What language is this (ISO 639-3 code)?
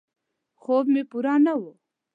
pus